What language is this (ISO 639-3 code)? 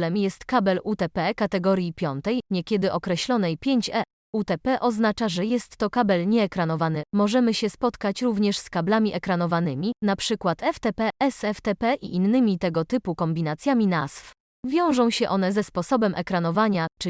pol